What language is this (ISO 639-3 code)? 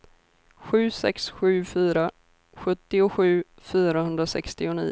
swe